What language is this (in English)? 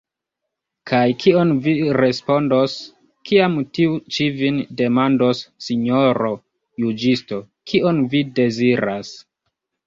Esperanto